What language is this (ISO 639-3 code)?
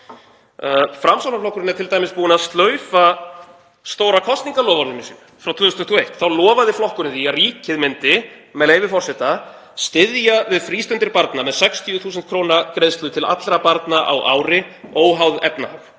isl